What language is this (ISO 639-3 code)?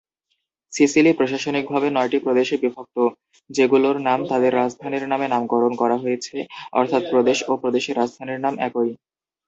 ben